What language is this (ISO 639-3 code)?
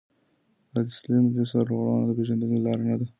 pus